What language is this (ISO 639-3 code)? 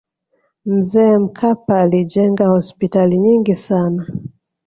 swa